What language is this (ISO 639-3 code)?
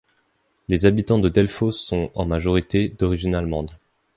fra